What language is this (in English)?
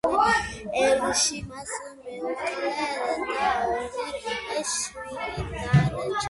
Georgian